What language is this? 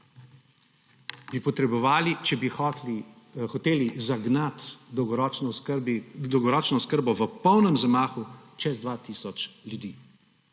Slovenian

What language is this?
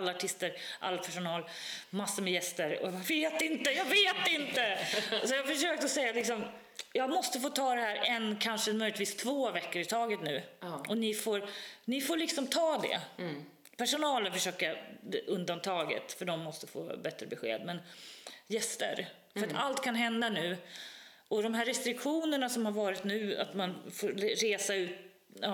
Swedish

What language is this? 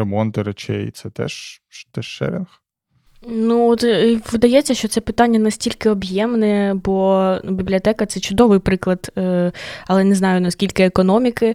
Ukrainian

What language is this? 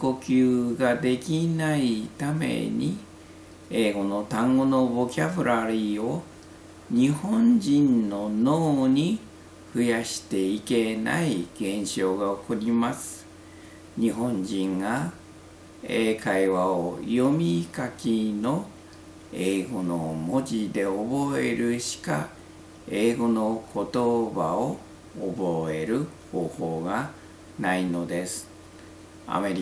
Japanese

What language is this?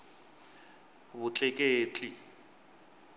Tsonga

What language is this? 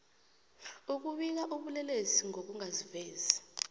South Ndebele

